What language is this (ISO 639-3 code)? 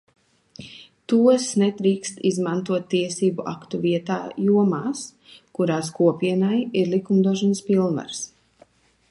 lav